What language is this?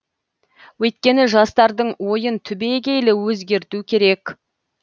Kazakh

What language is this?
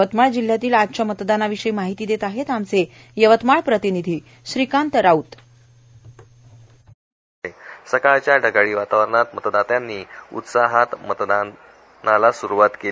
Marathi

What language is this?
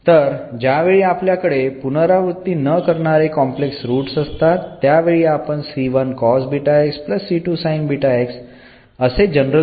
Marathi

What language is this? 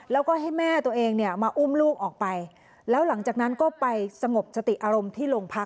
Thai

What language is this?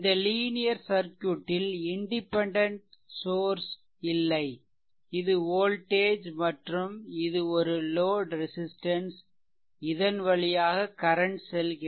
Tamil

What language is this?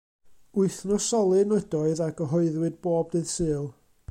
Welsh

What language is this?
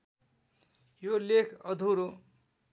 Nepali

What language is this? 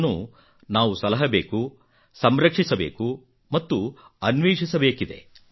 Kannada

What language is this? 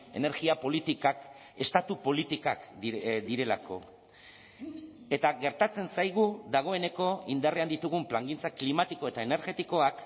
Basque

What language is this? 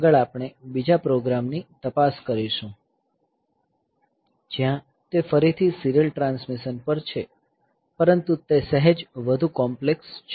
Gujarati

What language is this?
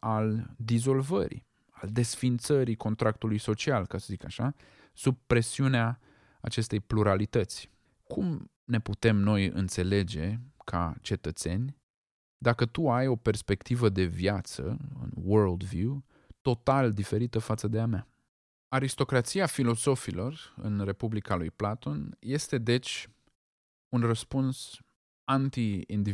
Romanian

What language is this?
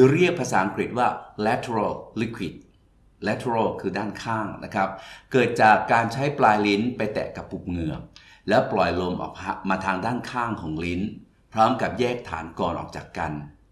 Thai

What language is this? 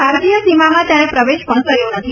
Gujarati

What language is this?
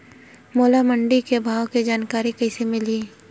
Chhattisgarhi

